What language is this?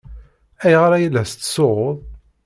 Kabyle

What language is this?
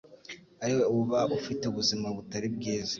Kinyarwanda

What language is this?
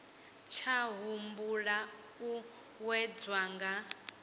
Venda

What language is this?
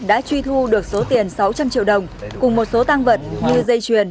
Vietnamese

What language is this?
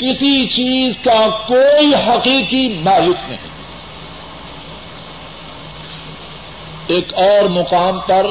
Urdu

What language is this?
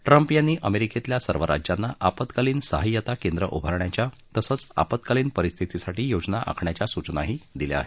Marathi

